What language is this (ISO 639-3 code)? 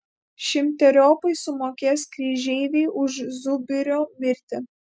lit